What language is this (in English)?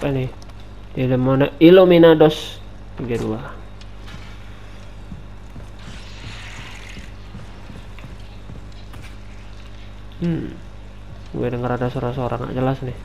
Indonesian